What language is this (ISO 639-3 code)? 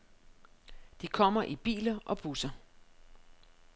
dan